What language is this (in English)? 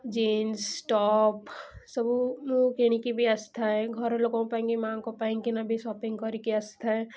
Odia